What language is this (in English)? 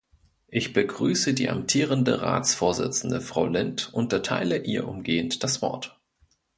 German